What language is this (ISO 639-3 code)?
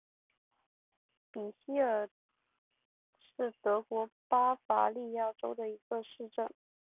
zho